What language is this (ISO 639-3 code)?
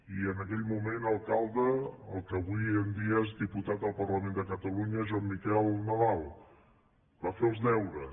cat